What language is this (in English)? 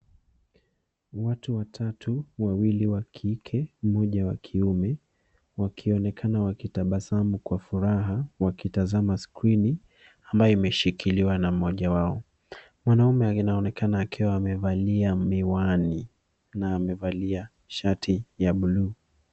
Swahili